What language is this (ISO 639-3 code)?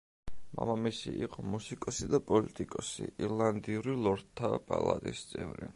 kat